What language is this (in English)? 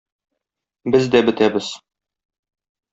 Tatar